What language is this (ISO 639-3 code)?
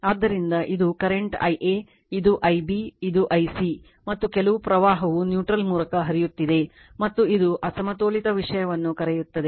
kan